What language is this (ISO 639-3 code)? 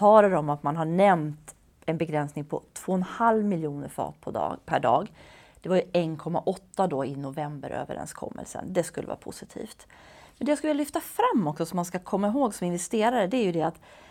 swe